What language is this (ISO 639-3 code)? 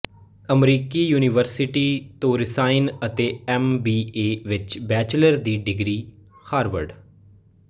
pan